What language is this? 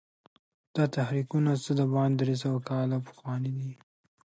Pashto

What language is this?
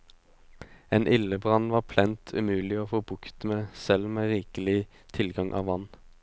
Norwegian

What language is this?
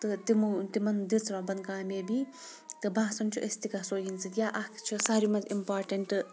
Kashmiri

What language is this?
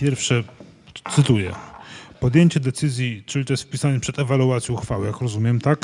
Polish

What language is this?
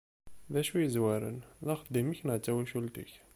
Kabyle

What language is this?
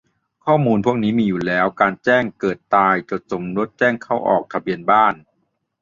Thai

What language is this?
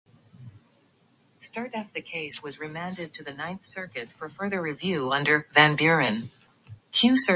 English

